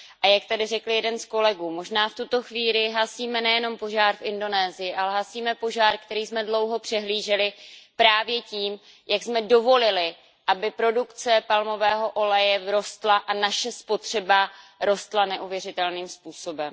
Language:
Czech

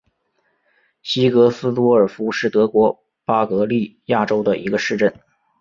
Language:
Chinese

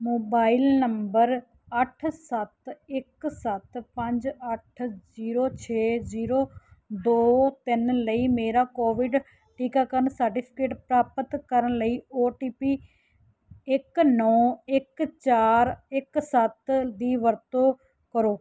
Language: Punjabi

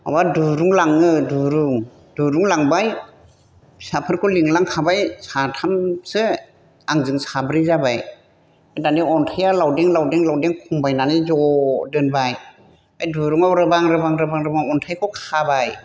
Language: Bodo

